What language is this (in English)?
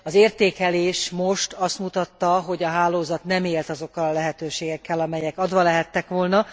Hungarian